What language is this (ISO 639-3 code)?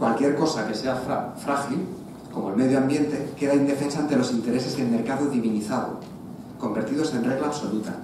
spa